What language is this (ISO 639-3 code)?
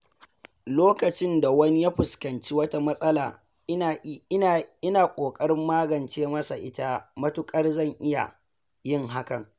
hau